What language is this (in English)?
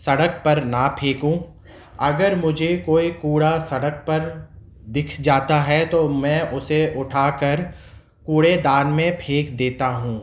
Urdu